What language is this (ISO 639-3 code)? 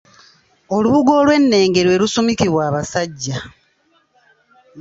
lug